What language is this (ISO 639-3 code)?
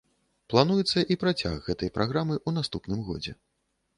bel